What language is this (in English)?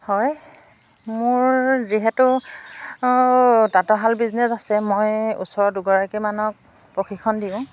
Assamese